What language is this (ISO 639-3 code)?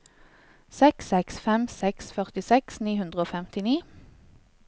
nor